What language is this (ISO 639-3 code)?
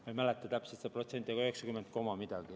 est